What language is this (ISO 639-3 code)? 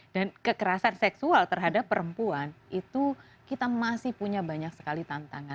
ind